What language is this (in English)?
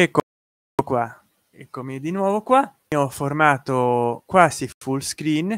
Italian